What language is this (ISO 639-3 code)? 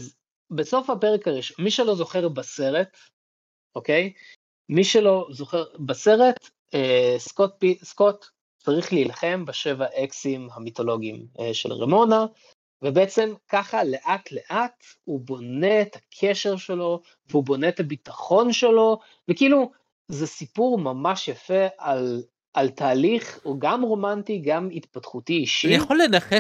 heb